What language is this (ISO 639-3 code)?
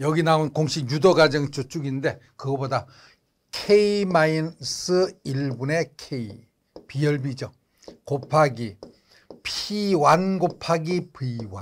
kor